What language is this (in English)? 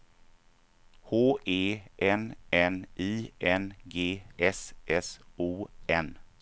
Swedish